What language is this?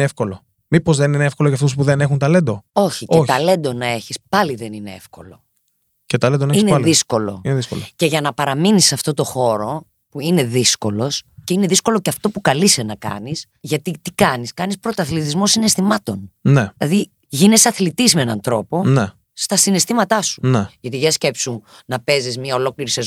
Greek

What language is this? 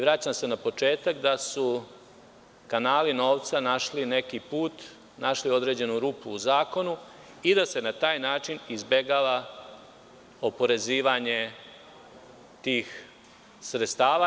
Serbian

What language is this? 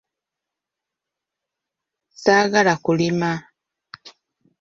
Ganda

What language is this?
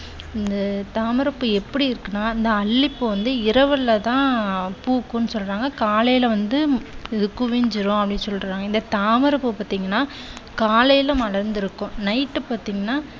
Tamil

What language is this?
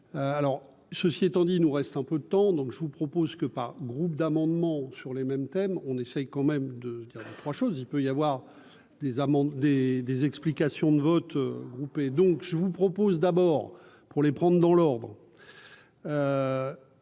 French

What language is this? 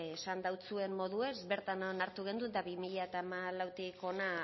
Basque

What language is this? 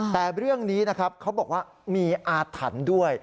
Thai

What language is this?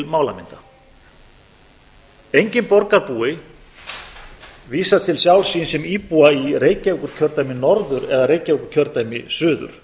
Icelandic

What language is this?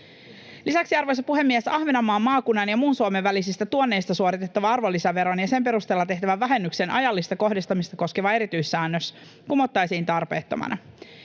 Finnish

